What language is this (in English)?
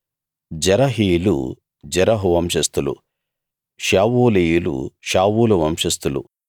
Telugu